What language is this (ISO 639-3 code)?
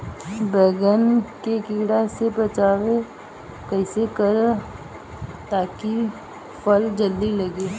bho